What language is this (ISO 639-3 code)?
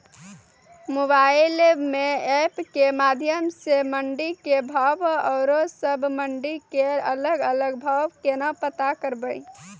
mai